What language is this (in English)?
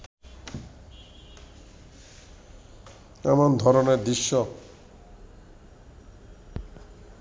Bangla